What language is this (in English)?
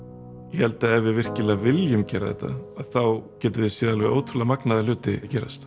Icelandic